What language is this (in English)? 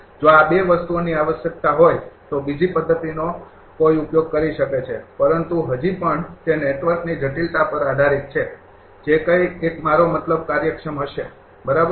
Gujarati